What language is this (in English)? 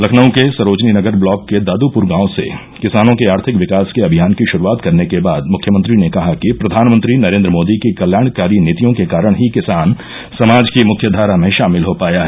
Hindi